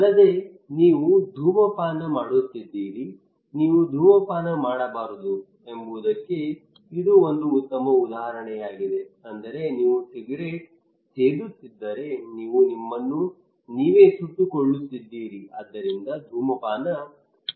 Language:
Kannada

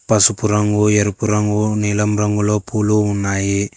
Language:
Telugu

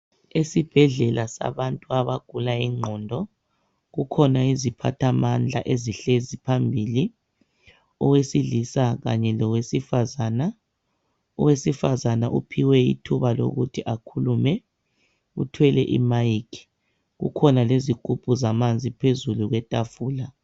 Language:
North Ndebele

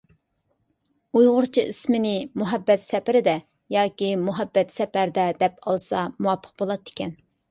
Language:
Uyghur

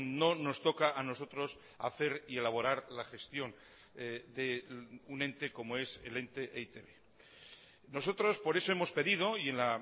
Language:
Spanish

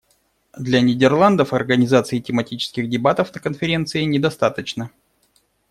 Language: Russian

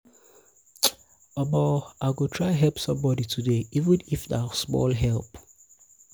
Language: Nigerian Pidgin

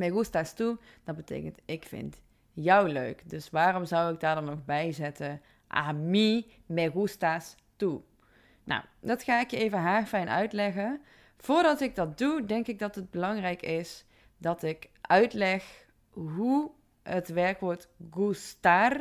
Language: Dutch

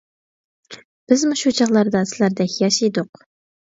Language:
Uyghur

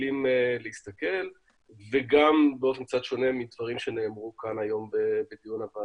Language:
Hebrew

